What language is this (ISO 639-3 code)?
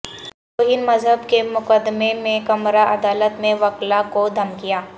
urd